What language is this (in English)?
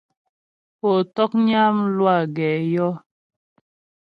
Ghomala